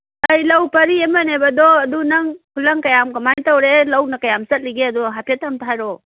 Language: Manipuri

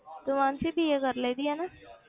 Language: Punjabi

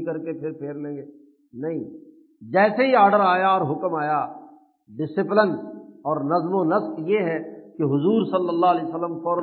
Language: Urdu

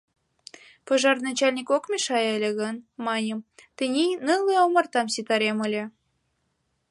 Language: Mari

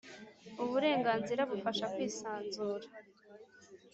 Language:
Kinyarwanda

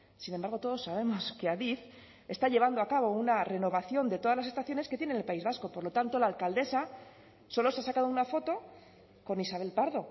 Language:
Spanish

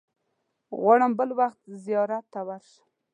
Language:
Pashto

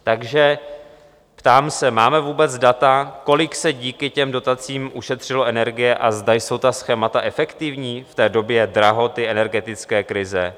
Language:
Czech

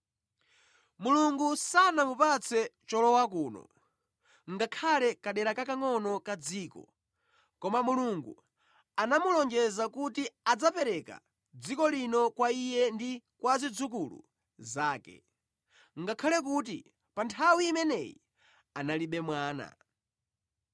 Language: Nyanja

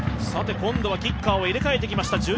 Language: Japanese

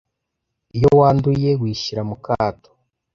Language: Kinyarwanda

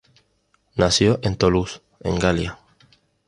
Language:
Spanish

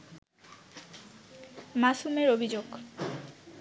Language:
Bangla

